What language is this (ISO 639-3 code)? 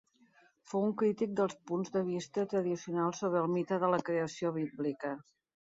cat